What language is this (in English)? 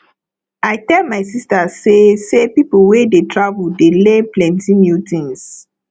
Nigerian Pidgin